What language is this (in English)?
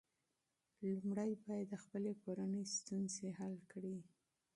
Pashto